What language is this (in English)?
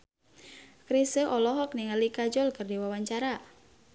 Sundanese